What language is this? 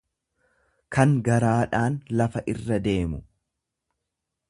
Oromo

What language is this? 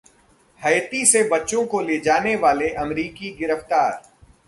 Hindi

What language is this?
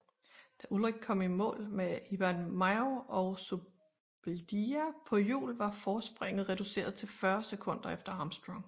Danish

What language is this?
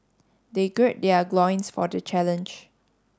English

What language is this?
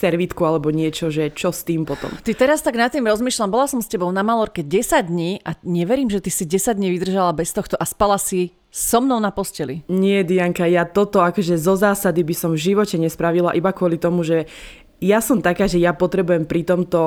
Slovak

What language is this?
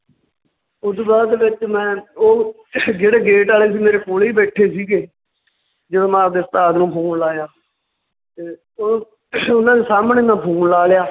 Punjabi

